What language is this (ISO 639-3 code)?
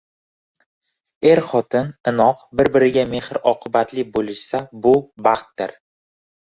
uzb